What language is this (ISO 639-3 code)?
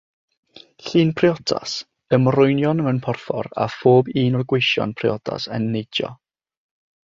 cym